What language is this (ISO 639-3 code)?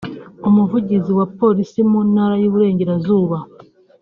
kin